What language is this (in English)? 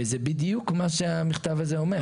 Hebrew